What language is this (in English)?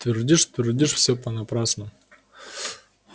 Russian